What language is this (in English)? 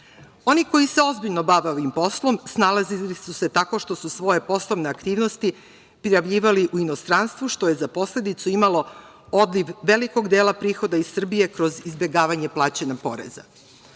Serbian